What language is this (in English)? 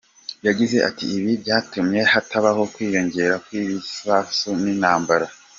Kinyarwanda